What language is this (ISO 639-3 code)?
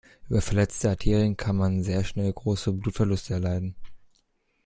deu